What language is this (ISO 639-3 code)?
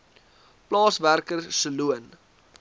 afr